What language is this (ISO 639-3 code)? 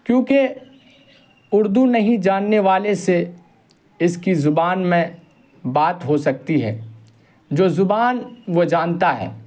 urd